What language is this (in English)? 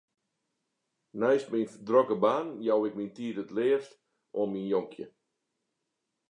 Western Frisian